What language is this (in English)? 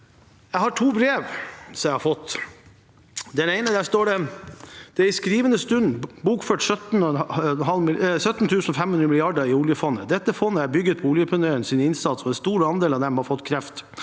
Norwegian